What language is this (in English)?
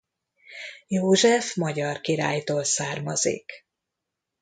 Hungarian